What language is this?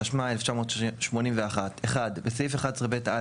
Hebrew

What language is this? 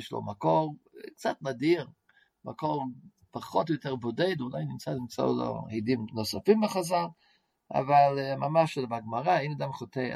Hebrew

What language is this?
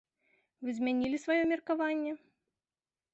Belarusian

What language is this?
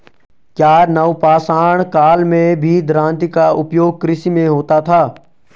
Hindi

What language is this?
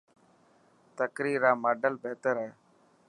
Dhatki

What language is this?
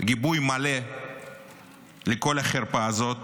Hebrew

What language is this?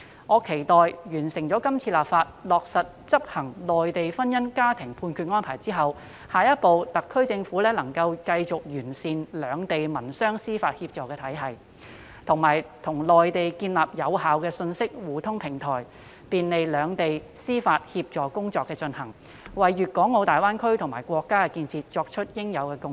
Cantonese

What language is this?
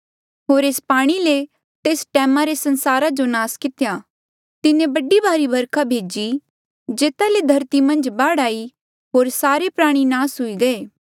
Mandeali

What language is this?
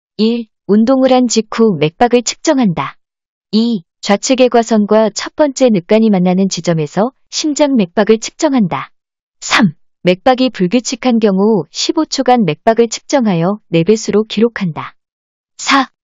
Korean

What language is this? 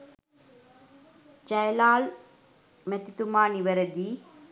Sinhala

